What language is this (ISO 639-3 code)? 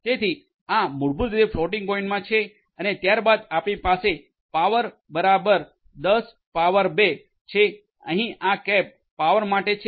guj